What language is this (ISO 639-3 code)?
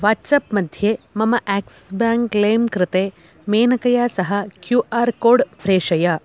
san